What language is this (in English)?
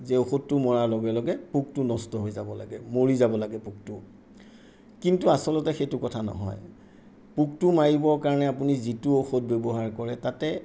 Assamese